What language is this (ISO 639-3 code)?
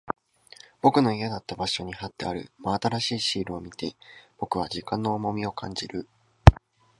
jpn